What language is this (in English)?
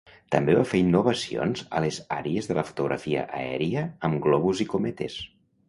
Catalan